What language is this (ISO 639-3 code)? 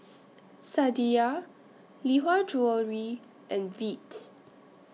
eng